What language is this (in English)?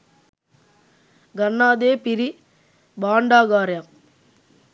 Sinhala